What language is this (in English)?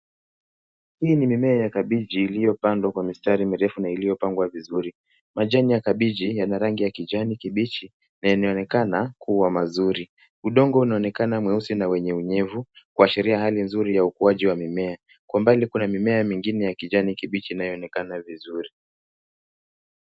Swahili